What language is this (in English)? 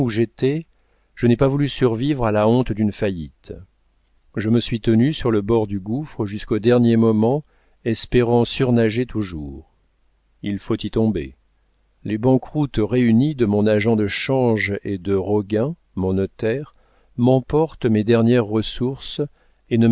French